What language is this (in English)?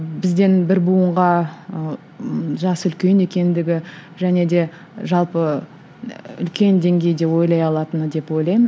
Kazakh